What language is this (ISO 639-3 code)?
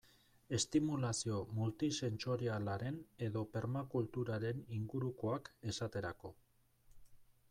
eus